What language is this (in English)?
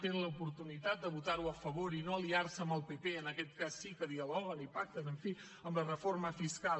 Catalan